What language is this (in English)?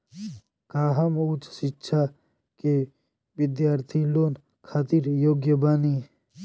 Bhojpuri